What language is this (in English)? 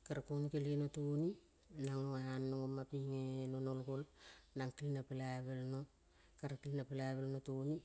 Kol (Papua New Guinea)